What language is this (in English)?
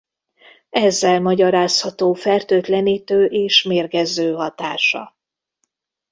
Hungarian